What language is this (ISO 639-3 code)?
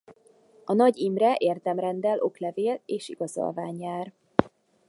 hun